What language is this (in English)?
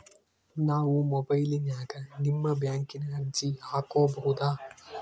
Kannada